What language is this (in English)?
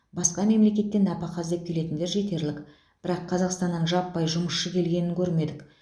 Kazakh